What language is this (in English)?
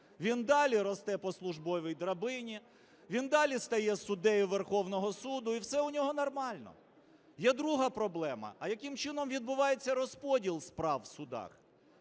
Ukrainian